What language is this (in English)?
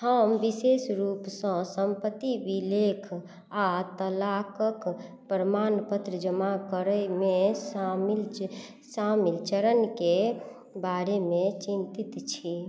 Maithili